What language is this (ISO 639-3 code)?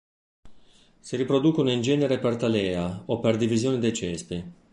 ita